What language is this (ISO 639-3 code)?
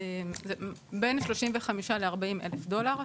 heb